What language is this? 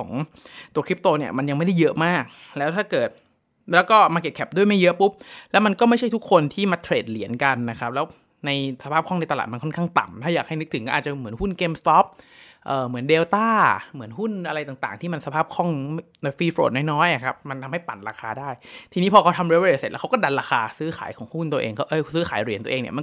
Thai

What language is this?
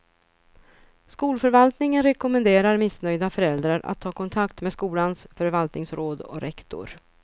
Swedish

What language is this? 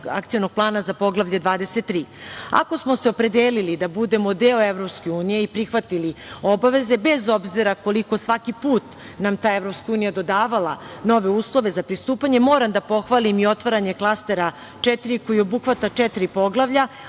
Serbian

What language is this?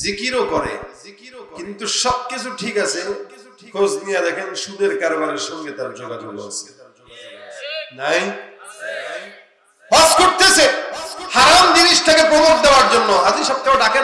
Turkish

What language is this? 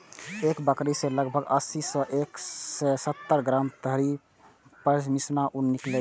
Maithili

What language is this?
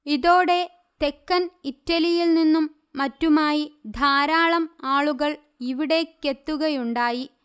Malayalam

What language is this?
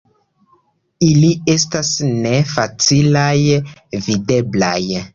Esperanto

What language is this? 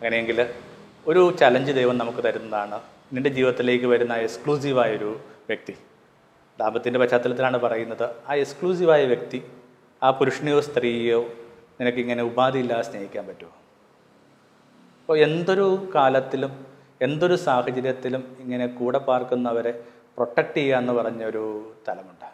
Malayalam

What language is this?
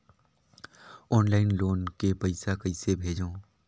Chhattisgarhi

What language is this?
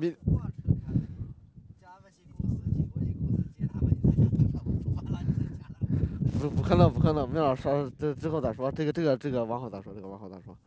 Chinese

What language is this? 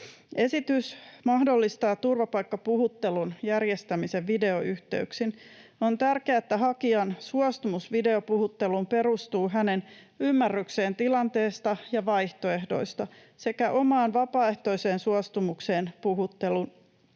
Finnish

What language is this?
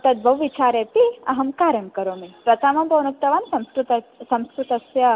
Sanskrit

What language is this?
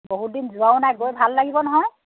Assamese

